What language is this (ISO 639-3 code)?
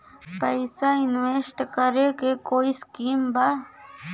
bho